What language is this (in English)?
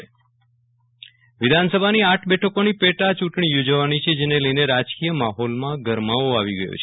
Gujarati